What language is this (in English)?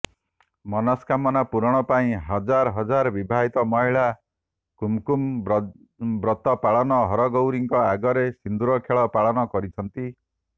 Odia